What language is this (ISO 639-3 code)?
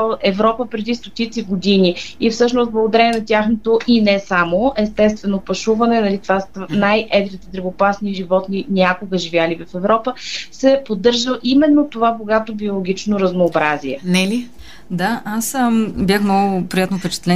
bul